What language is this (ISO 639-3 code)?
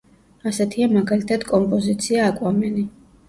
kat